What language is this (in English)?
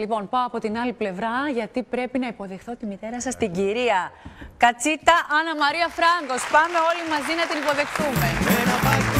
Greek